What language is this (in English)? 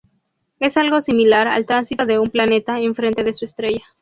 Spanish